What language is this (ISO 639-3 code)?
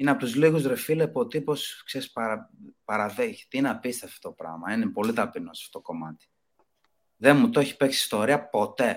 ell